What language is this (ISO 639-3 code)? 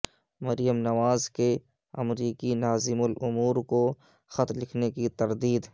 urd